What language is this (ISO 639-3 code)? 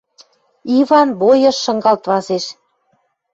mrj